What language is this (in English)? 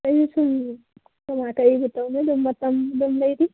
Manipuri